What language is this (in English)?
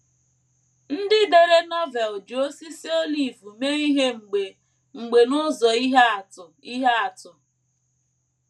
Igbo